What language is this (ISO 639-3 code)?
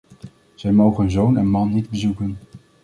nld